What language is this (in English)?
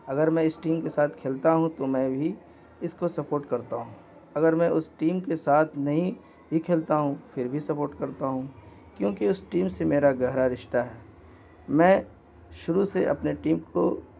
Urdu